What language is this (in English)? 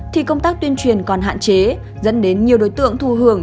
Vietnamese